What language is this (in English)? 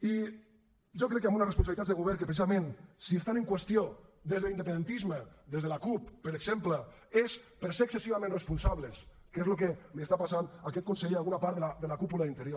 Catalan